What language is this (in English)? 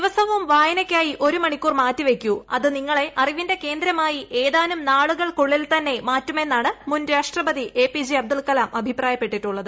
Malayalam